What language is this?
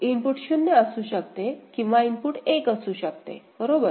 Marathi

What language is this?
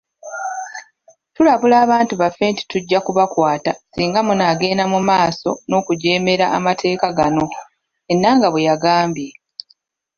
Ganda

